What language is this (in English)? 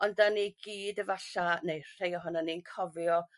Welsh